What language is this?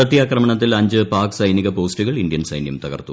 Malayalam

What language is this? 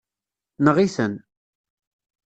Kabyle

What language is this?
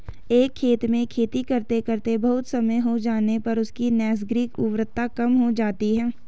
Hindi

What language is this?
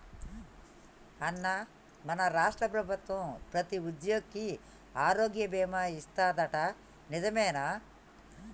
Telugu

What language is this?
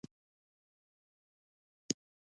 Pashto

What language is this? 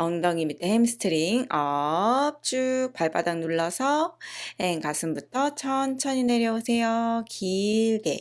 Korean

